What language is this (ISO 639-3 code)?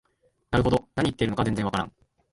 jpn